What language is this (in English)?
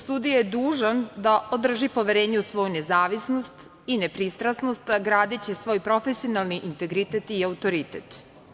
Serbian